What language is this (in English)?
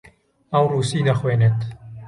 Central Kurdish